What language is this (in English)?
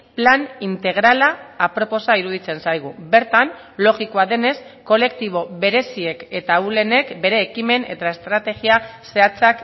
Basque